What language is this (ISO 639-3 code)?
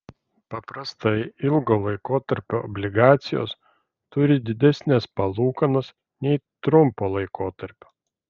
lit